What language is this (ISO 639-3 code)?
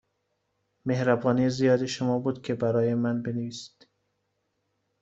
fas